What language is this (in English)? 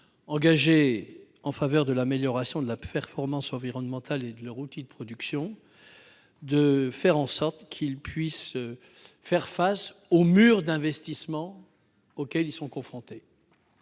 French